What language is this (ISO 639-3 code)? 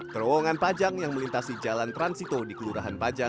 ind